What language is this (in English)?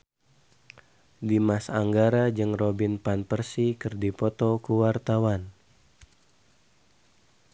Sundanese